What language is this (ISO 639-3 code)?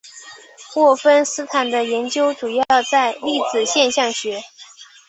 zho